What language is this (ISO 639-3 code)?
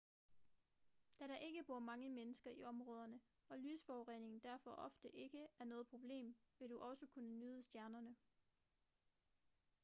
dan